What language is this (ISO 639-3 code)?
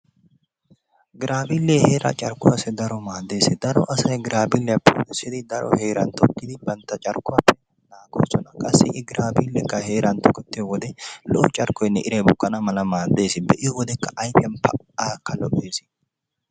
wal